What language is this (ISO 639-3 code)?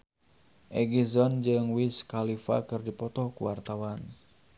sun